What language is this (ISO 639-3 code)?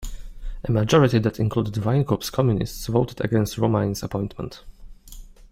eng